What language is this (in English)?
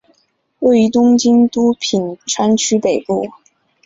Chinese